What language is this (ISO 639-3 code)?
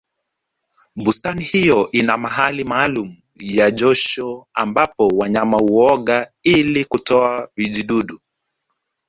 swa